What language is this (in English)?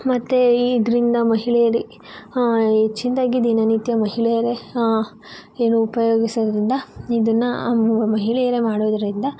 Kannada